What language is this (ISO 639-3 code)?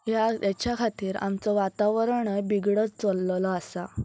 kok